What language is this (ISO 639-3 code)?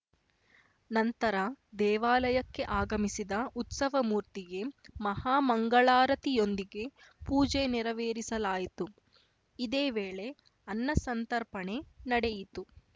kan